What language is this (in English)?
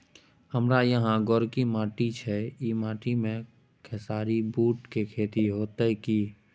Maithili